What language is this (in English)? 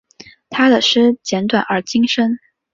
Chinese